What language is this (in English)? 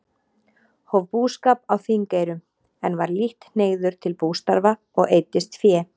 Icelandic